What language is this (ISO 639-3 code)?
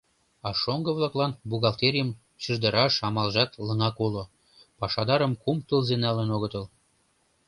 chm